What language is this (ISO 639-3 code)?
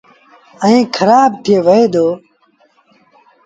sbn